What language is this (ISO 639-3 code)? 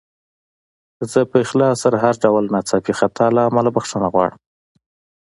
pus